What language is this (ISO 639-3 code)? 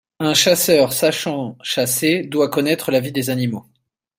fra